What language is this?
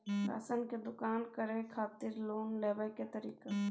Maithili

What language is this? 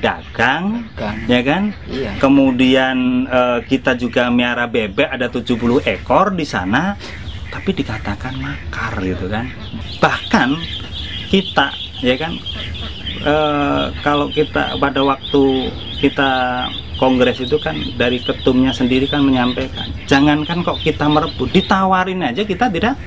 Indonesian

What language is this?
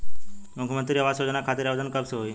Bhojpuri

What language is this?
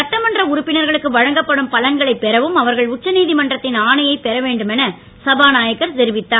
Tamil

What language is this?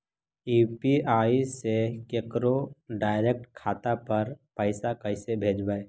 Magahi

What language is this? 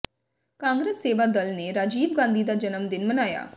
Punjabi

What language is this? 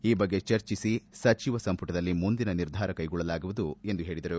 Kannada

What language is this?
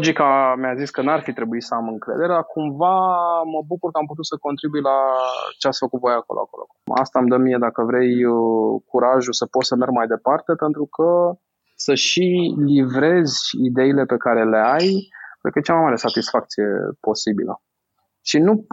Romanian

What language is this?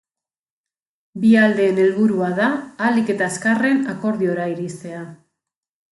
Basque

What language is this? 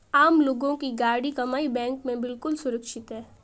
Hindi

